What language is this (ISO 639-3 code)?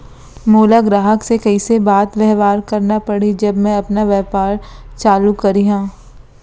hne